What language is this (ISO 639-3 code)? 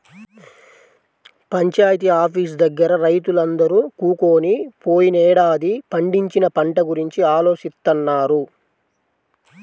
tel